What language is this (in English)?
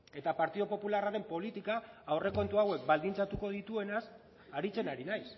Basque